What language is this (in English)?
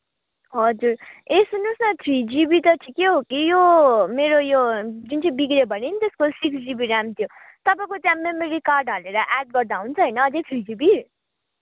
Nepali